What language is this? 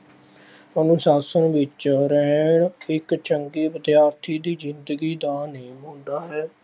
Punjabi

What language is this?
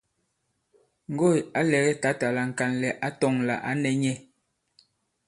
Bankon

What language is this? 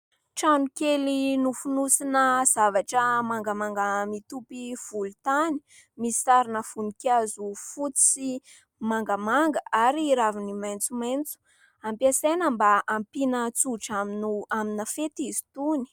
Malagasy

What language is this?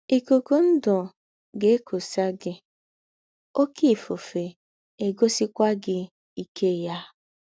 Igbo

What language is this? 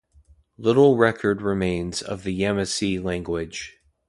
English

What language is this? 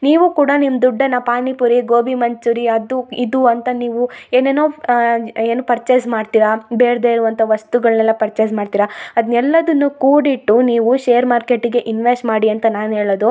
Kannada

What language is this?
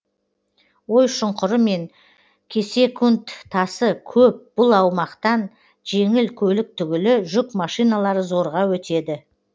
Kazakh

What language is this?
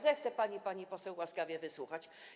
Polish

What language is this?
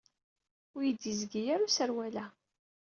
Kabyle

